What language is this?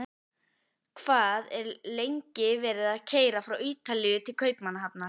Icelandic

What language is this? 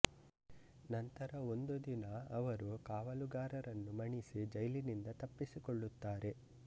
Kannada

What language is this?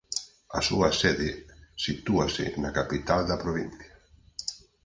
Galician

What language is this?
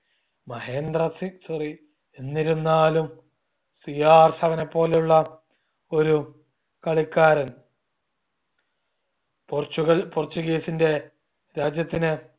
Malayalam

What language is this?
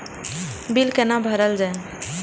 Maithili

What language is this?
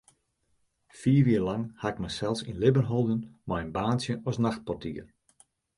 Western Frisian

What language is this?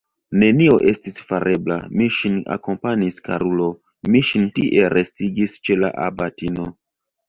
Esperanto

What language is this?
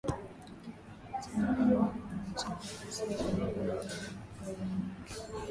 Swahili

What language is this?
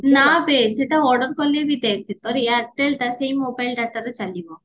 Odia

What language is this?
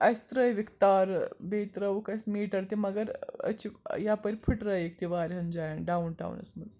Kashmiri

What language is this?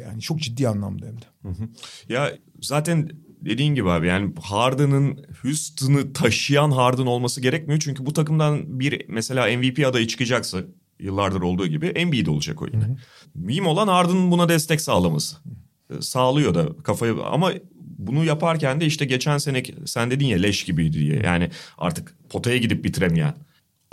Turkish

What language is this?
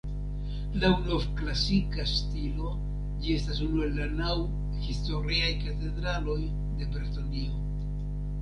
Esperanto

